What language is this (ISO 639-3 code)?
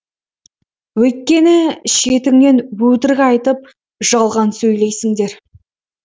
kaz